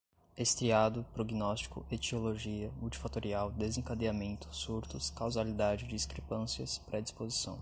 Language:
Portuguese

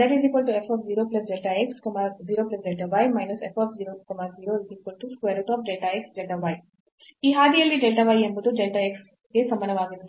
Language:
Kannada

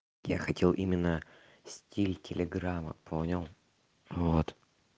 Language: Russian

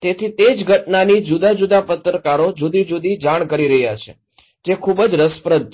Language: Gujarati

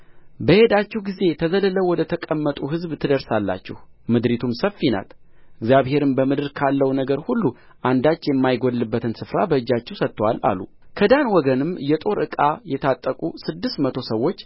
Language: Amharic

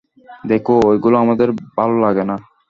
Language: Bangla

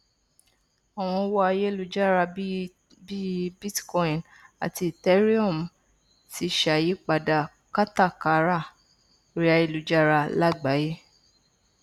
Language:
Yoruba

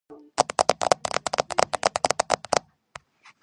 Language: Georgian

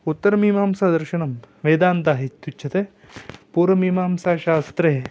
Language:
Sanskrit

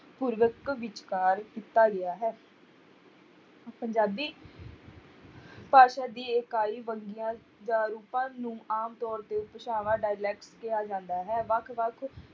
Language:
Punjabi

